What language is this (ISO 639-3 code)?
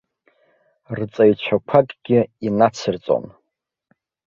abk